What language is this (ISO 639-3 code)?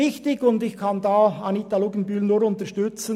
gsw